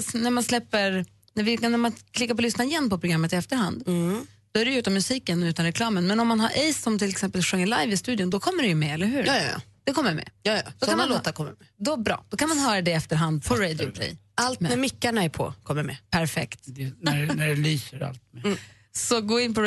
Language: Swedish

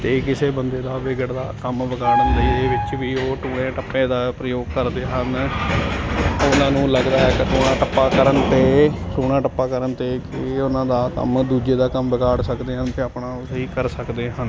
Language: Punjabi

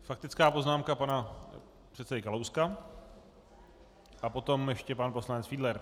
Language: Czech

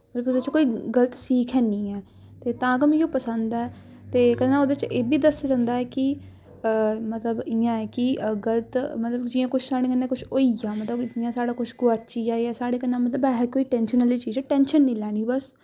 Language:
Dogri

